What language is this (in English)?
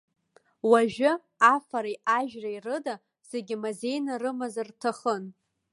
Abkhazian